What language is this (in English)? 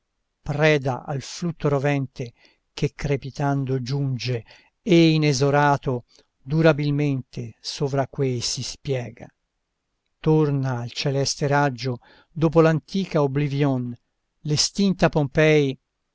Italian